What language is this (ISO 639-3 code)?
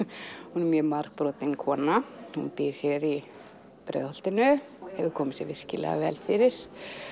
isl